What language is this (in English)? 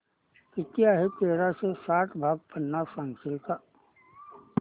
Marathi